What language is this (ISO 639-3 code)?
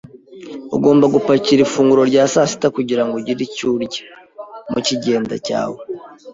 kin